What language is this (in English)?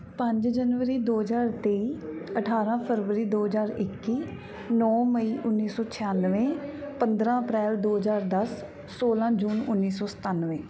Punjabi